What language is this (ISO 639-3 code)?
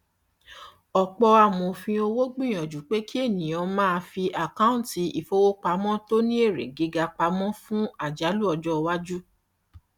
yor